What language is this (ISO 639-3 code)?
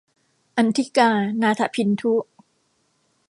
tha